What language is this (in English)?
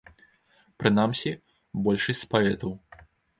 Belarusian